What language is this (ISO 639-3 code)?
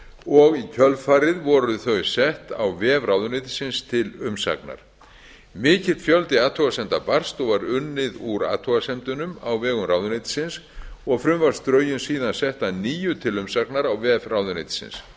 isl